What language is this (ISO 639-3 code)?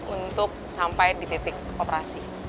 ind